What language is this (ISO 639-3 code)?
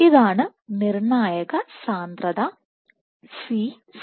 mal